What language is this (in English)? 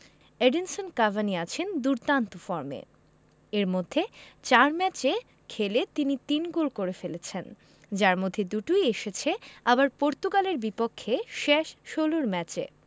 Bangla